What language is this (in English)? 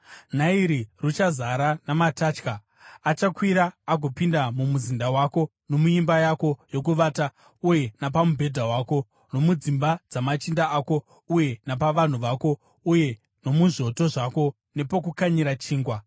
Shona